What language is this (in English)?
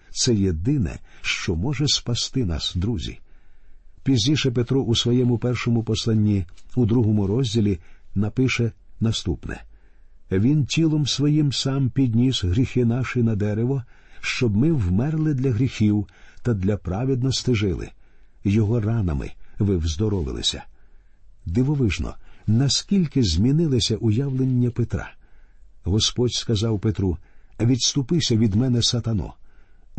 Ukrainian